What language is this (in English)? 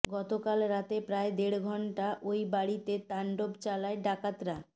Bangla